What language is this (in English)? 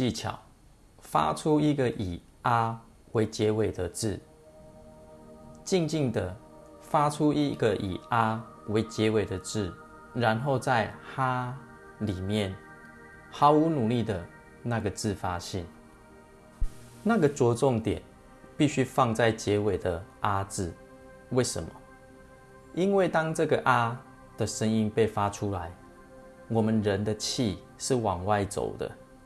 Chinese